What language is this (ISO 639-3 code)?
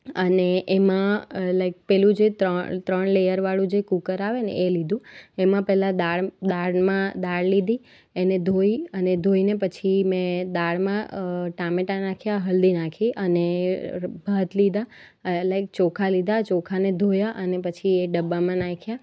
guj